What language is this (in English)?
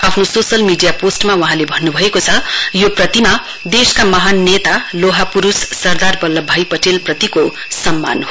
Nepali